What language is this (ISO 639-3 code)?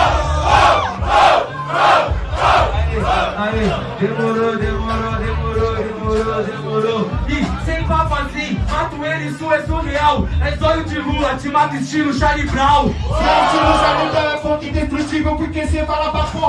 por